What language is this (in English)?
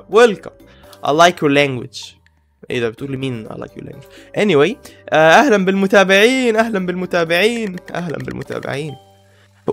Arabic